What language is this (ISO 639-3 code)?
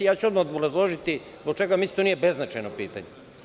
srp